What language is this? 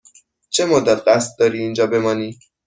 Persian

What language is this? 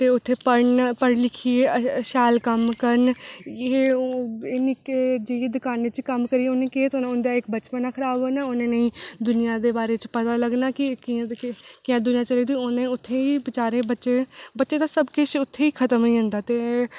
Dogri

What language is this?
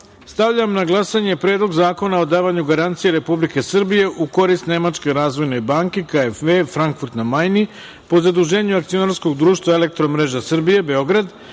Serbian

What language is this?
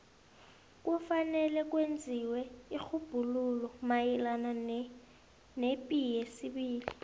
South Ndebele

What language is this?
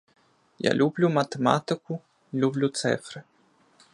Ukrainian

